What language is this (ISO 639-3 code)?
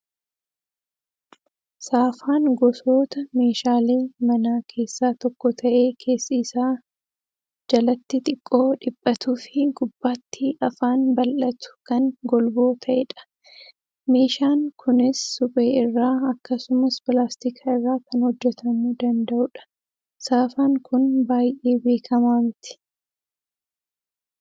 orm